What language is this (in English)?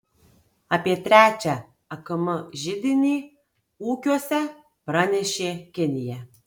Lithuanian